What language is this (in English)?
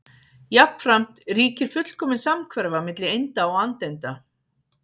Icelandic